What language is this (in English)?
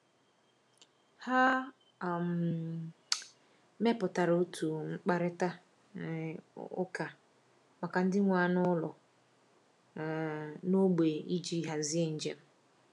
Igbo